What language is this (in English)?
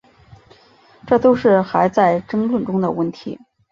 Chinese